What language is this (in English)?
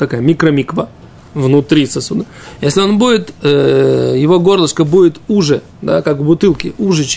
Russian